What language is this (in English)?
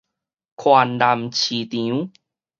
Min Nan Chinese